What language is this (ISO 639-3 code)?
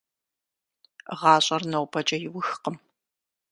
kbd